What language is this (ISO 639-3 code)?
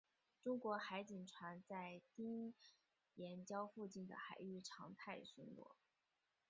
zho